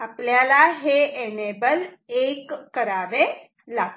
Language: Marathi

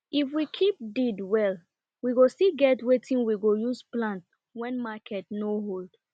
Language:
Nigerian Pidgin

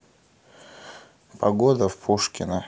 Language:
Russian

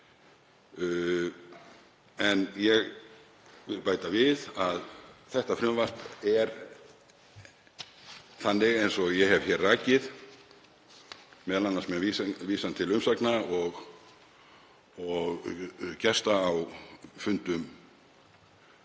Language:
Icelandic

